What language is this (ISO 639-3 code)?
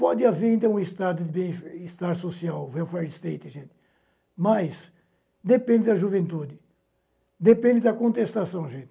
por